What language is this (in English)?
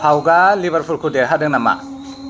Bodo